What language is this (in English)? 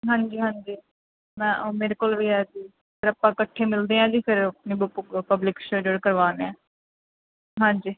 Punjabi